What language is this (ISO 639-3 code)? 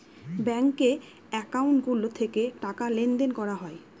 ben